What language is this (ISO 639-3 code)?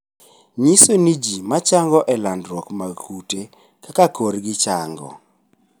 luo